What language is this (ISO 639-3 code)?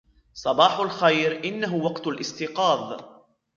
ara